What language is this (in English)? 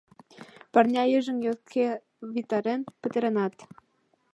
Mari